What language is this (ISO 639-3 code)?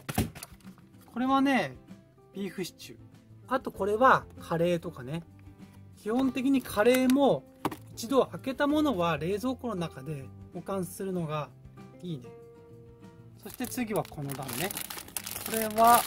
jpn